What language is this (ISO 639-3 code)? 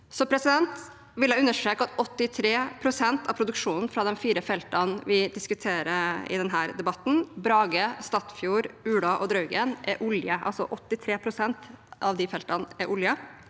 nor